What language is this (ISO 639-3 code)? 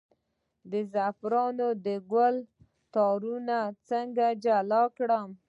pus